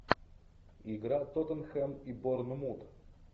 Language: Russian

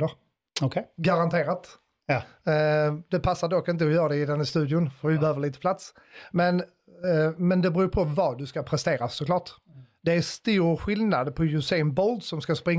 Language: Swedish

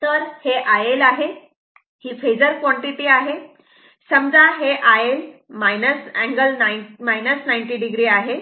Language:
Marathi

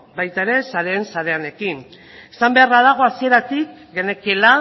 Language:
Basque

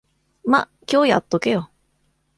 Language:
Japanese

